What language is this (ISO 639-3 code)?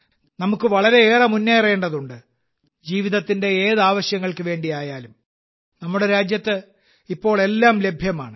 mal